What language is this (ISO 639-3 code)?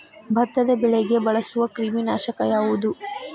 kan